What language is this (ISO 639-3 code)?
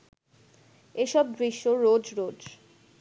ben